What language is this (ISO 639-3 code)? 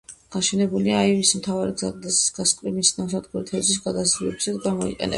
kat